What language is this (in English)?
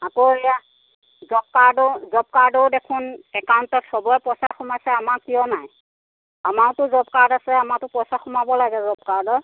Assamese